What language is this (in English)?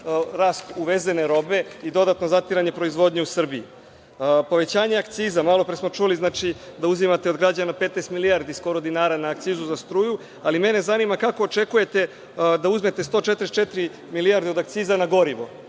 Serbian